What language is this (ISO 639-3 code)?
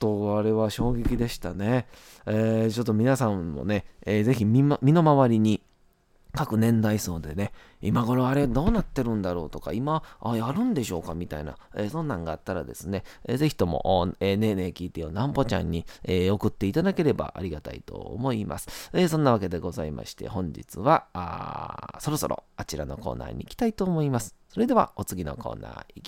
jpn